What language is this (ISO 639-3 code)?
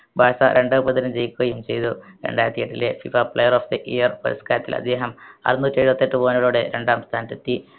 mal